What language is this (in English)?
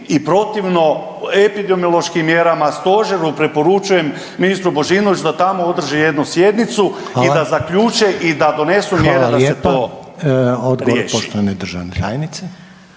Croatian